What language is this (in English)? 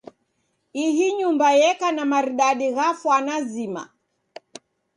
Taita